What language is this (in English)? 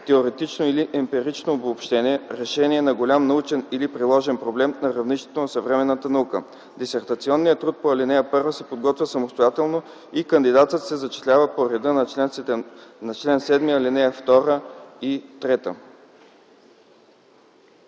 Bulgarian